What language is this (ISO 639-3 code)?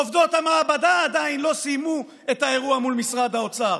heb